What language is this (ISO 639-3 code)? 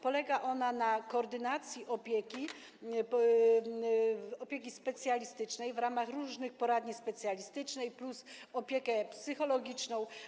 pol